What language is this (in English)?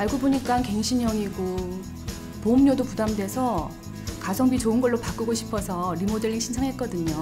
Korean